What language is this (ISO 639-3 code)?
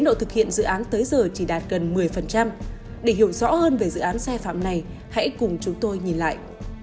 vie